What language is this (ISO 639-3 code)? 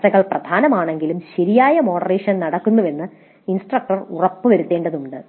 mal